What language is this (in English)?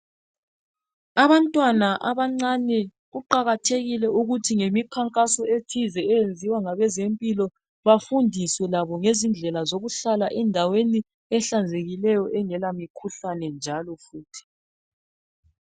North Ndebele